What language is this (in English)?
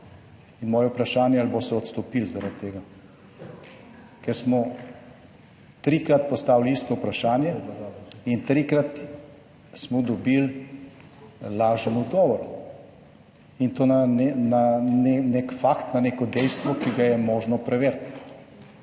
Slovenian